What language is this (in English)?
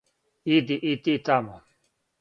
Serbian